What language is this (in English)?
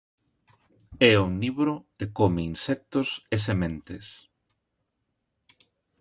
Galician